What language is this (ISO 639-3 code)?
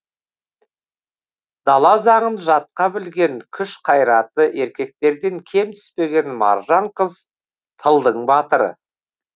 kaz